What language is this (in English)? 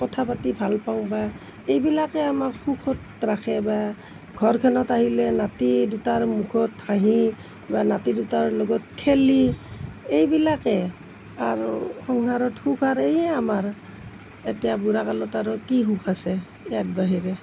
Assamese